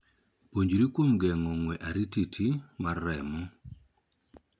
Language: Luo (Kenya and Tanzania)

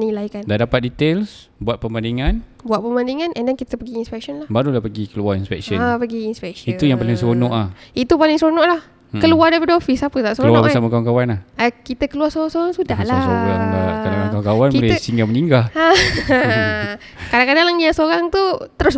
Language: Malay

